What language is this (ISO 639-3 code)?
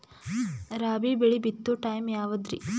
kan